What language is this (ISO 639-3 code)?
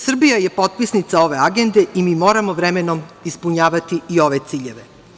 srp